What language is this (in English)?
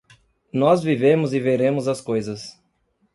Portuguese